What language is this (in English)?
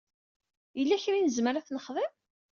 Kabyle